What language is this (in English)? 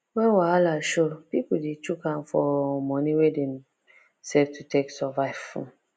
Nigerian Pidgin